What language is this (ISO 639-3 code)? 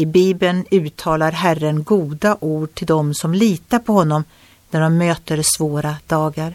swe